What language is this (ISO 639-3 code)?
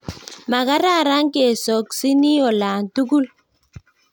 kln